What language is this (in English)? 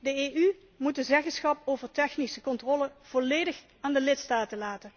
Dutch